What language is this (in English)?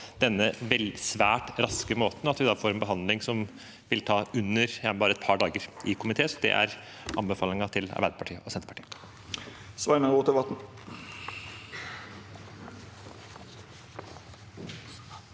Norwegian